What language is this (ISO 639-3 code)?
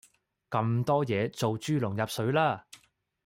yue